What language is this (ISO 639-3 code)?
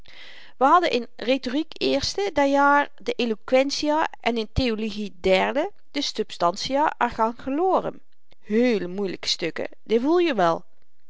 nld